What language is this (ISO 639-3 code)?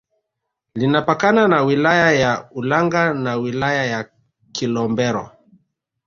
swa